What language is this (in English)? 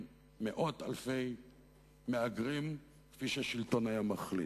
Hebrew